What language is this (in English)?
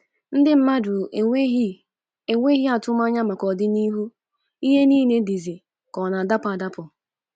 Igbo